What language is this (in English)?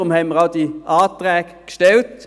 Swiss German